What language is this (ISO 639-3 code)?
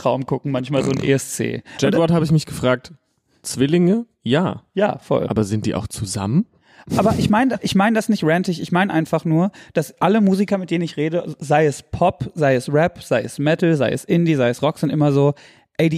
deu